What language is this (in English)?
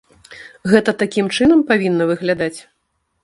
Belarusian